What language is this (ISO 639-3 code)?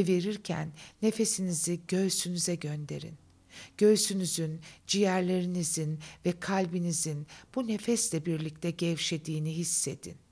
tur